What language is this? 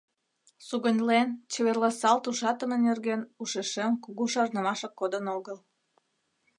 Mari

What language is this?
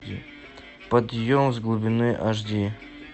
Russian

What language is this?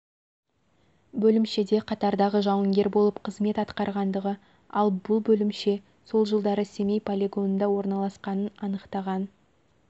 Kazakh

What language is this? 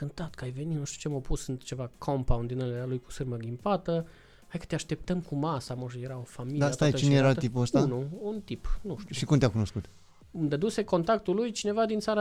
Romanian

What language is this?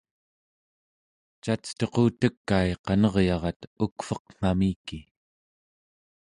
Central Yupik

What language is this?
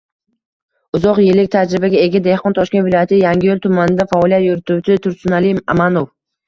Uzbek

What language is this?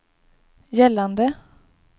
Swedish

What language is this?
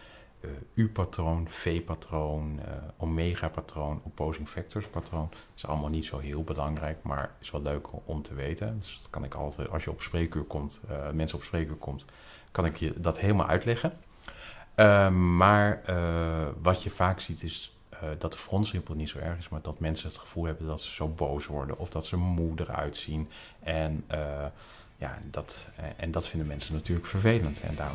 Dutch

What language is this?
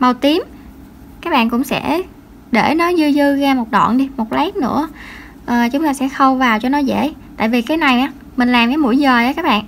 Vietnamese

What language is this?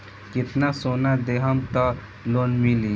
Bhojpuri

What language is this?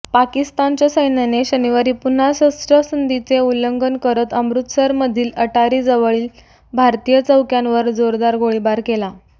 Marathi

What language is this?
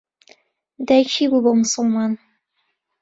Central Kurdish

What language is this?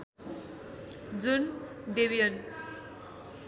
Nepali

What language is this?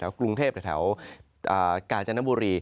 Thai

